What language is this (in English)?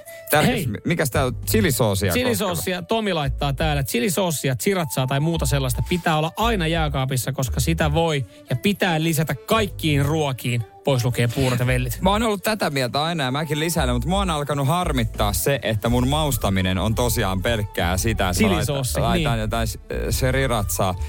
Finnish